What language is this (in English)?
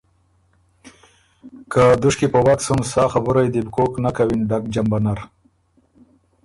Ormuri